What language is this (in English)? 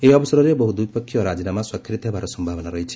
Odia